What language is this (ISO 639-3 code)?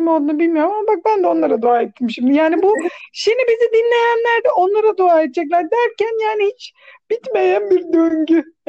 tur